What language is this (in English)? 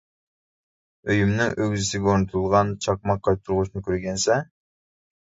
Uyghur